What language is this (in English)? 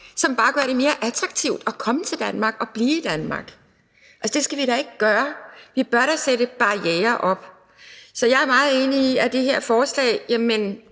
Danish